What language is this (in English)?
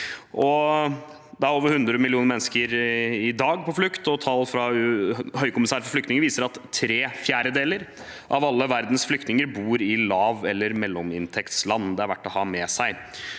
Norwegian